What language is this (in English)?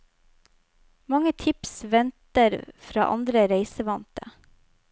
Norwegian